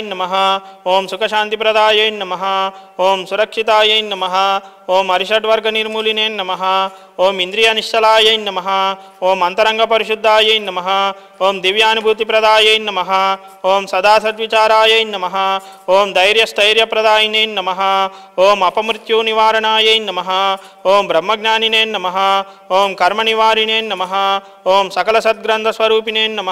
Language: Telugu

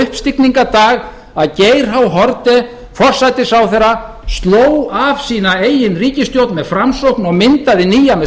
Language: Icelandic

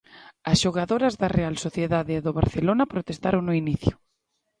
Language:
Galician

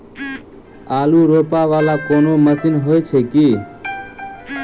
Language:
Maithili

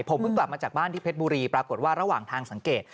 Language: Thai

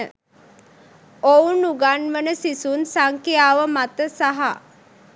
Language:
Sinhala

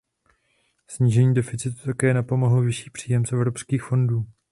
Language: Czech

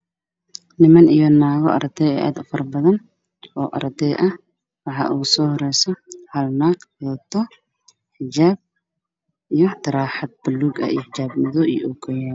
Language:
Somali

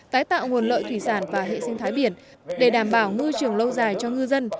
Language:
Vietnamese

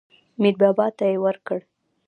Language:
Pashto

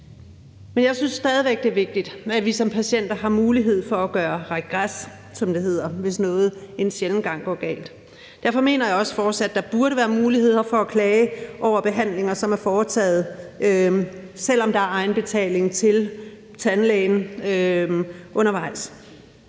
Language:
Danish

